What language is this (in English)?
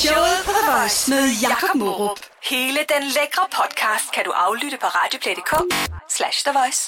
Danish